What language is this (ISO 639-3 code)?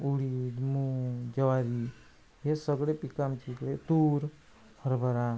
mar